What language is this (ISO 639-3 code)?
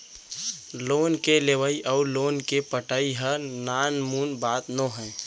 hne